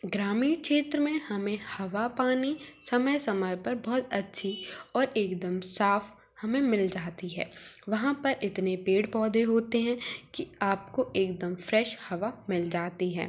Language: Hindi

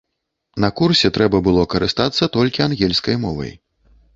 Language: Belarusian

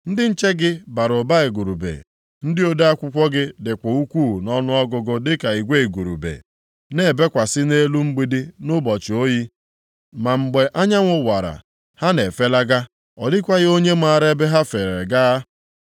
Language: Igbo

